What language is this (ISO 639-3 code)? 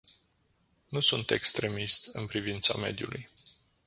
ron